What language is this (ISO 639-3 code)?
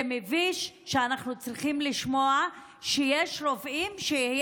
heb